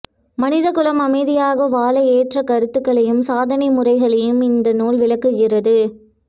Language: Tamil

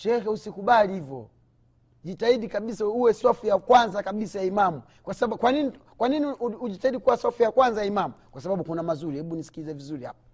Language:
Swahili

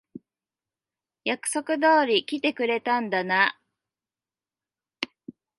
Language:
Japanese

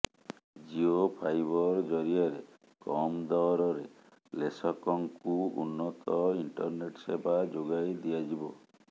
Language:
Odia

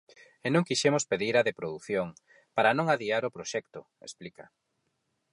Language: Galician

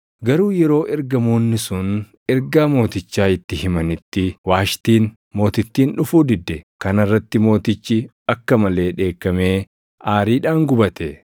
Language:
Oromo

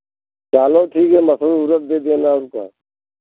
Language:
Hindi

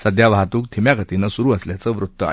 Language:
Marathi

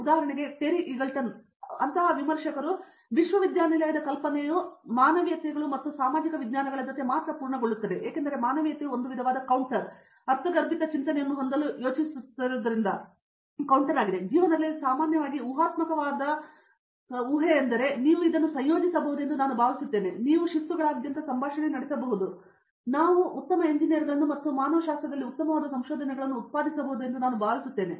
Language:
Kannada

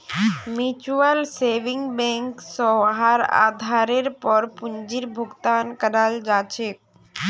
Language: Magahi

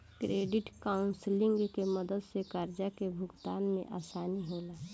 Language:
Bhojpuri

